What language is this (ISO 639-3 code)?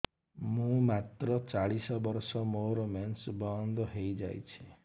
ori